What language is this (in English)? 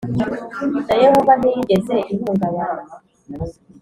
Kinyarwanda